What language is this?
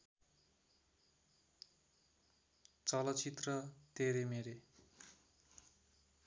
Nepali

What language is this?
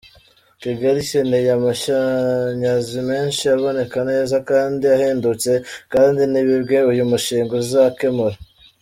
Kinyarwanda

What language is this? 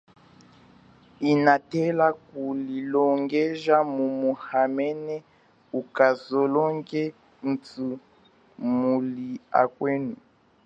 Chokwe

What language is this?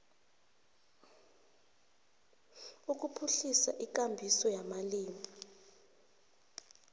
South Ndebele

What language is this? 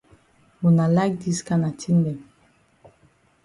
Cameroon Pidgin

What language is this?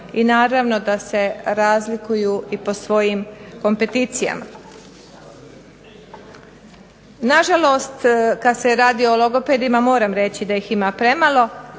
Croatian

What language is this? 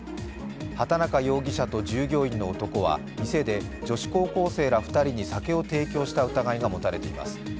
Japanese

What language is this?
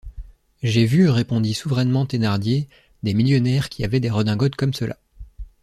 French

